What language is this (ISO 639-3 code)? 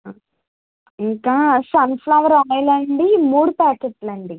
tel